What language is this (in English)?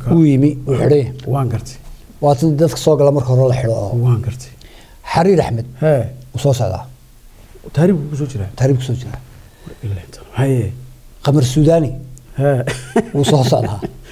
Arabic